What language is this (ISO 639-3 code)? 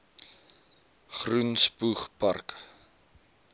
afr